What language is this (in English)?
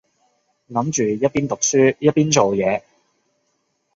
Cantonese